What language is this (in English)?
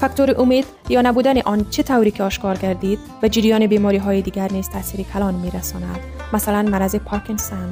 Persian